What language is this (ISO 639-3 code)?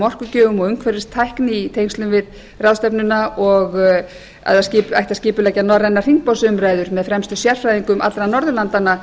isl